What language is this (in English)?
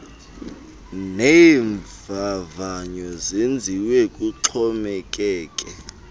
Xhosa